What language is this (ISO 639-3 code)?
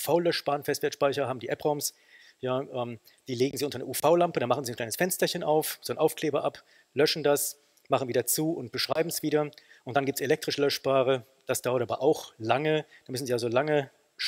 deu